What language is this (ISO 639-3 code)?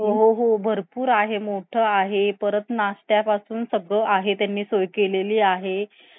mar